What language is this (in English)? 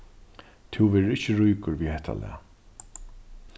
Faroese